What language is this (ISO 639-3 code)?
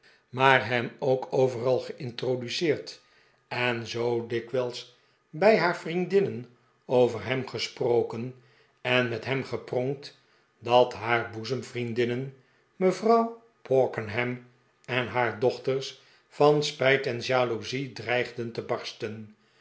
nld